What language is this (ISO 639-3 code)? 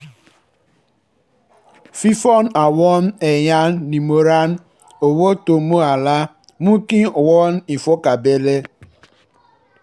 yor